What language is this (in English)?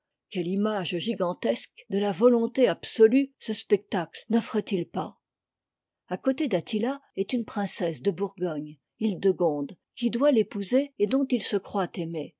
French